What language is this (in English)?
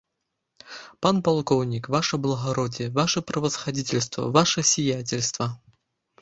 Belarusian